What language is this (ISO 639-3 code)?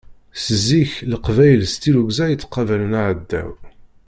kab